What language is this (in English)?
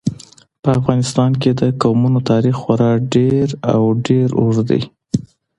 Pashto